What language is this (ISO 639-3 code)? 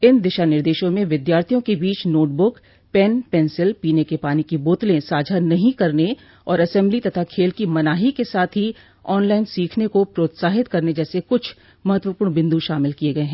hin